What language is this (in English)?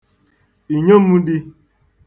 Igbo